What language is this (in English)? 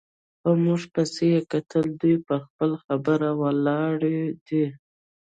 Pashto